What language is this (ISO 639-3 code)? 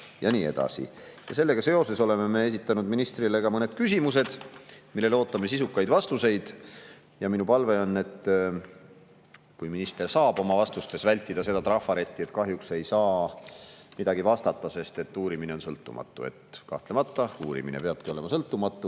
est